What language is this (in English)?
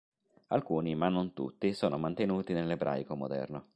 Italian